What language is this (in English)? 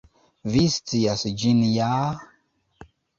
Esperanto